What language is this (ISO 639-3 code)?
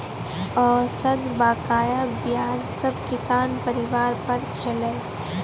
mai